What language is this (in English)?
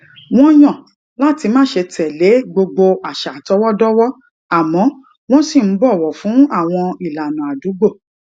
Yoruba